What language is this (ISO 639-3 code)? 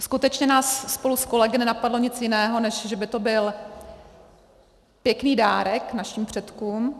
ces